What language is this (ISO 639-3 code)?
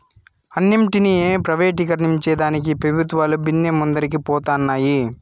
tel